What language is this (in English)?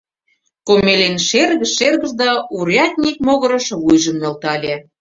Mari